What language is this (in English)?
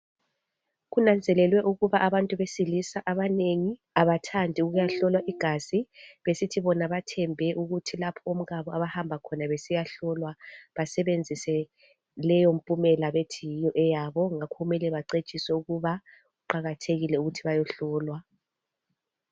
North Ndebele